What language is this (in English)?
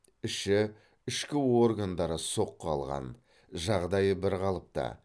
Kazakh